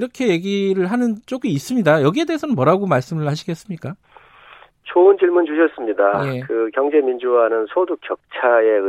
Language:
Korean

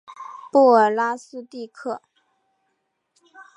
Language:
Chinese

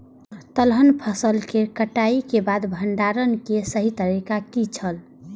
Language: Maithili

